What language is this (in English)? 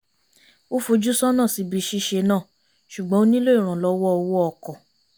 Yoruba